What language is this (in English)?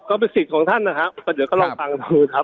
Thai